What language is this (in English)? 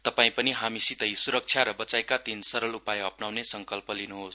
Nepali